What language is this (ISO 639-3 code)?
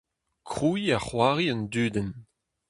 bre